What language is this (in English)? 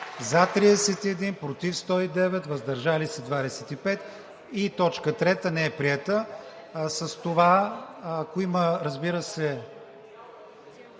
Bulgarian